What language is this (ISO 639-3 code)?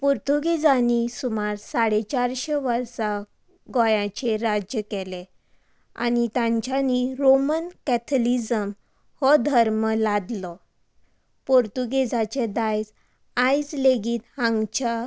kok